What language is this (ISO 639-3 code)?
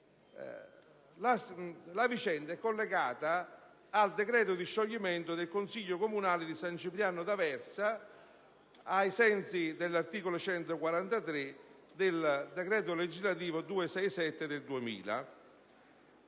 ita